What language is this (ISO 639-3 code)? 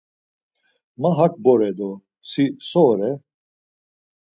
lzz